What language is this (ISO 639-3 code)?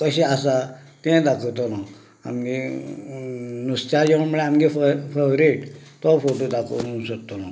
kok